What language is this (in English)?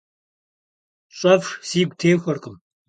Kabardian